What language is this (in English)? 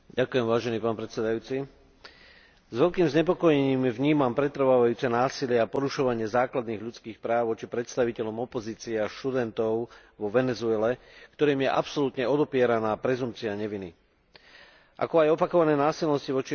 Slovak